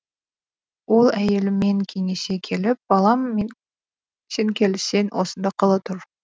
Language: Kazakh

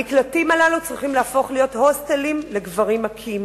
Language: Hebrew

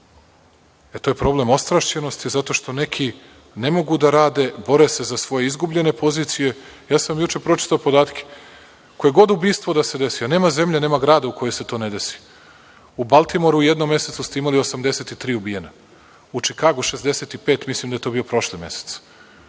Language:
Serbian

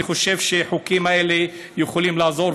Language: Hebrew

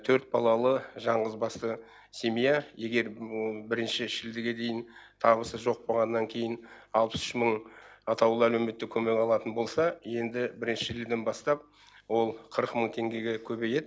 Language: Kazakh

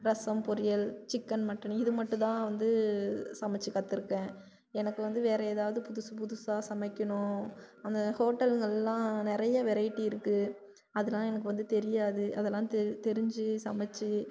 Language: Tamil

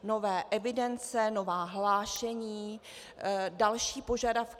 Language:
Czech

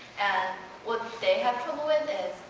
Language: English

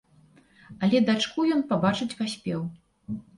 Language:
Belarusian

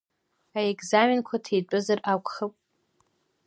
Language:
Abkhazian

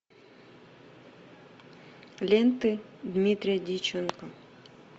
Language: Russian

